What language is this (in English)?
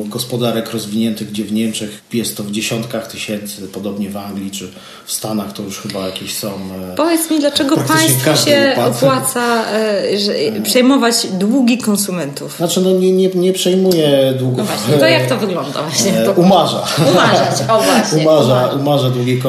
Polish